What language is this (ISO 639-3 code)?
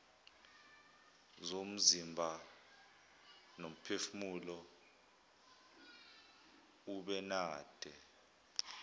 zul